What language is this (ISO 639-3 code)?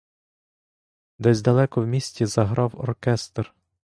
ukr